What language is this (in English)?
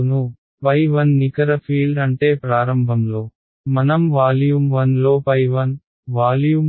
Telugu